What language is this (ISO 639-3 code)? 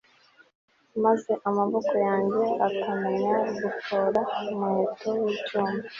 kin